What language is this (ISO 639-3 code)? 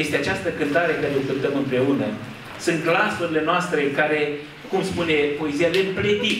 ron